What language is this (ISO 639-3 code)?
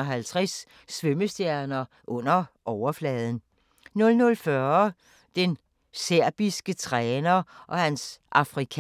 dan